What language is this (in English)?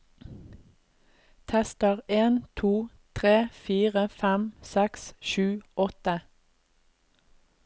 Norwegian